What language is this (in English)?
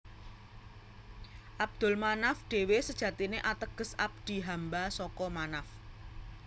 Javanese